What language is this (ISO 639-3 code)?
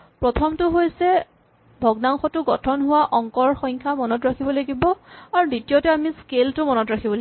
asm